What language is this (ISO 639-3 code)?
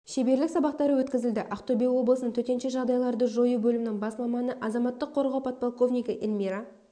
kaz